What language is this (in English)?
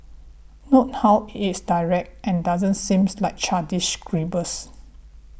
English